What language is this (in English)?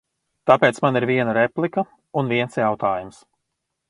Latvian